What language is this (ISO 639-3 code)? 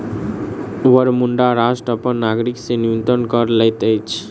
mai